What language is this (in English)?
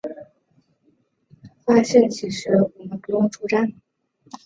Chinese